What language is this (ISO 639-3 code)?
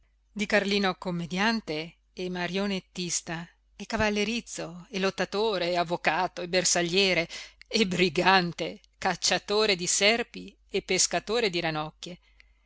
ita